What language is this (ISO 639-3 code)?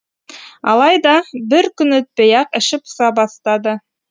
kaz